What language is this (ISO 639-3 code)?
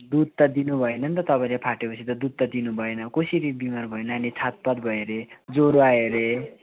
nep